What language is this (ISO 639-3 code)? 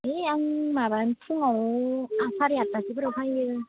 brx